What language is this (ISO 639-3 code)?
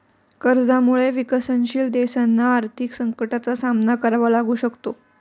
mar